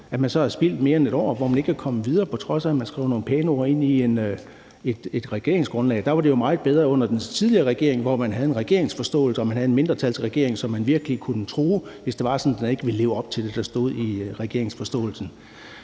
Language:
Danish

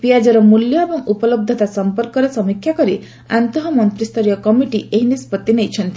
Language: Odia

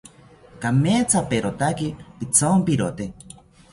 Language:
South Ucayali Ashéninka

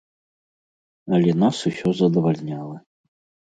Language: Belarusian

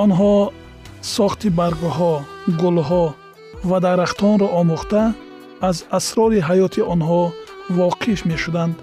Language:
Persian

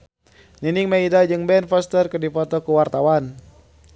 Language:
Sundanese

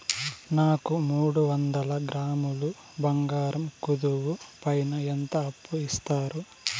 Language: Telugu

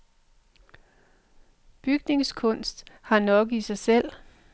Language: Danish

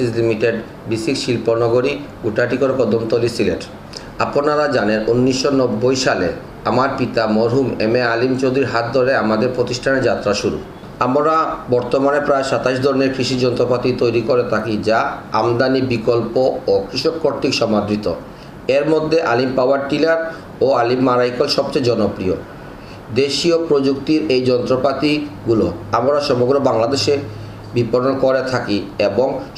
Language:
Indonesian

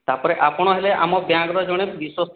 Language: Odia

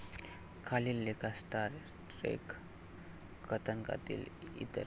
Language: Marathi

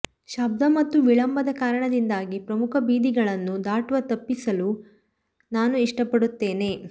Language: Kannada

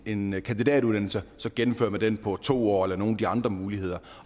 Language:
Danish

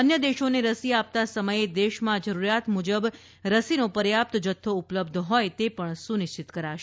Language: Gujarati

